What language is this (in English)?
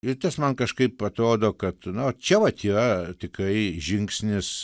Lithuanian